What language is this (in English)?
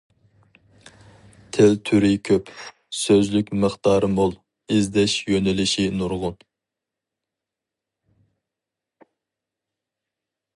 Uyghur